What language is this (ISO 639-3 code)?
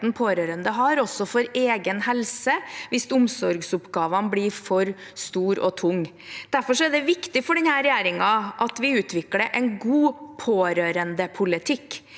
nor